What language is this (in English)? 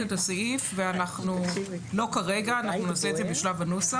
Hebrew